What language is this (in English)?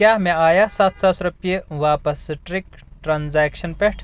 Kashmiri